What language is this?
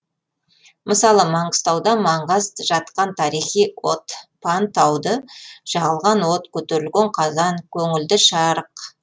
Kazakh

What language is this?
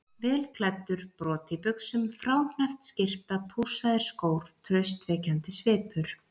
Icelandic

